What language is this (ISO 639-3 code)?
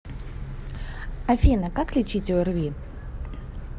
rus